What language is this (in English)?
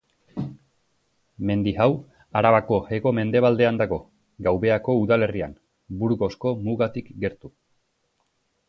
Basque